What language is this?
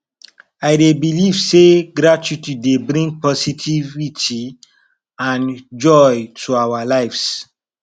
Nigerian Pidgin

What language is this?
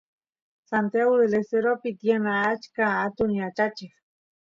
Santiago del Estero Quichua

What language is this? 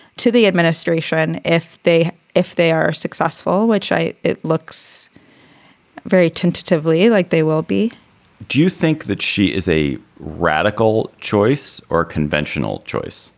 English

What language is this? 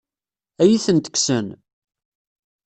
Kabyle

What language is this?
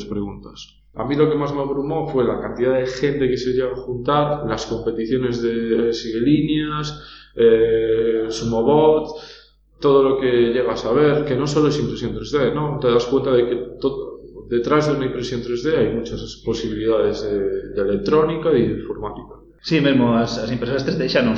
Spanish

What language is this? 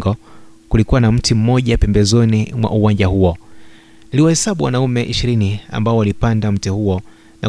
Swahili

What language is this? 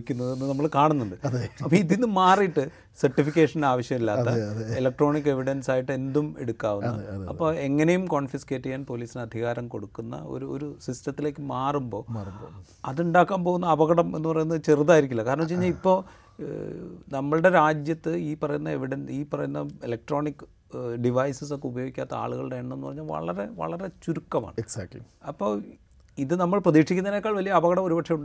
Malayalam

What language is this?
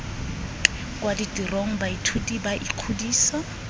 Tswana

